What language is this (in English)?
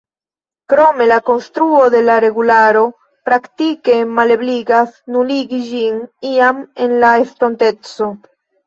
Esperanto